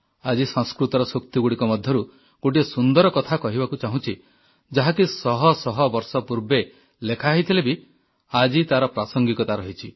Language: Odia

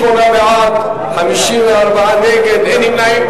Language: Hebrew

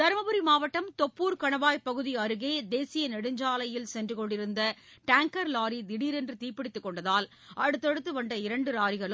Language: Tamil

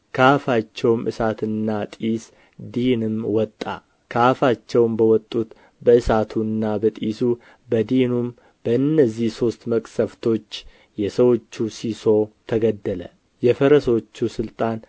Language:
Amharic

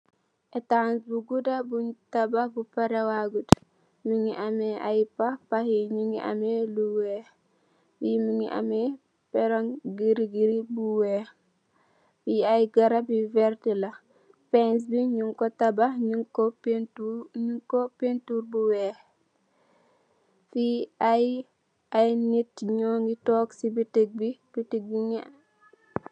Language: Wolof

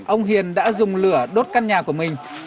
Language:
Vietnamese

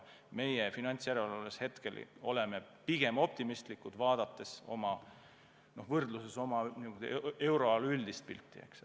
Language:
Estonian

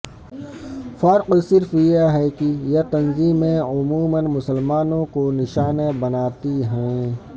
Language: Urdu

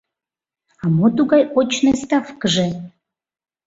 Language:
Mari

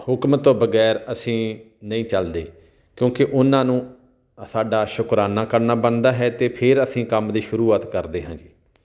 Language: Punjabi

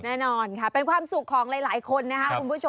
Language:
Thai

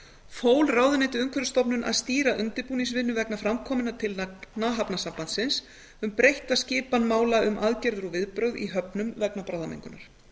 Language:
Icelandic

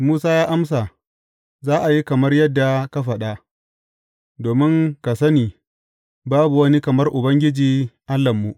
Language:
Hausa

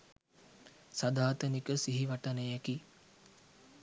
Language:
Sinhala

